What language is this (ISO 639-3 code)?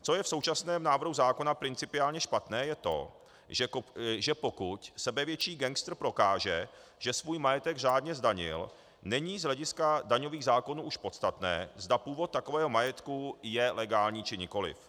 ces